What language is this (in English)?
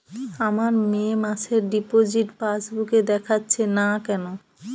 Bangla